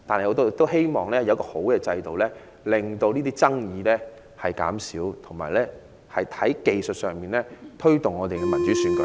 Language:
Cantonese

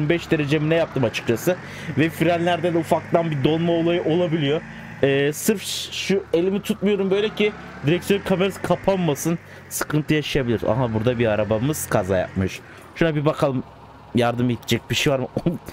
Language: Turkish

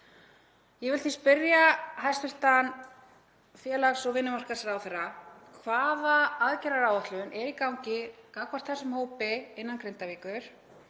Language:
Icelandic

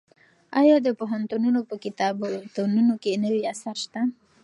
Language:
Pashto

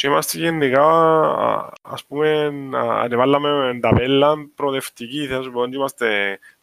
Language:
Greek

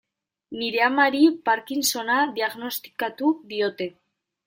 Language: Basque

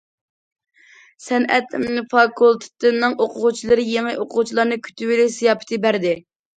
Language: Uyghur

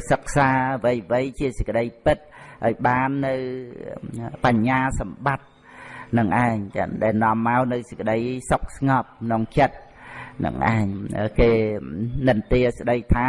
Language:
Vietnamese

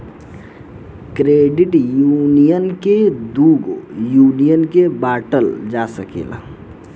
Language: Bhojpuri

